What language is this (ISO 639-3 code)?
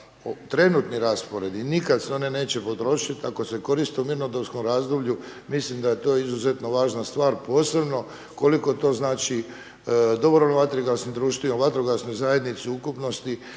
hrv